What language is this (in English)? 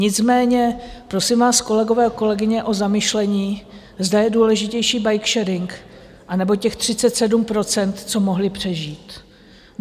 Czech